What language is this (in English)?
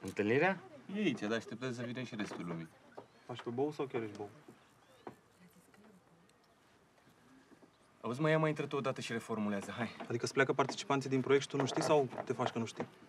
Romanian